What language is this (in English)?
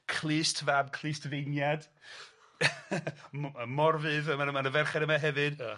Welsh